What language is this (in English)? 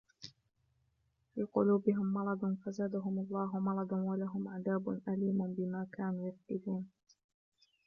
Arabic